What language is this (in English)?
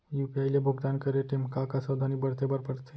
Chhattisgarhi